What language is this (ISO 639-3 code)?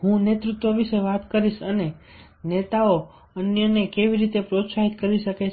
guj